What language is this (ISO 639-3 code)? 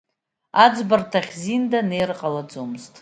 abk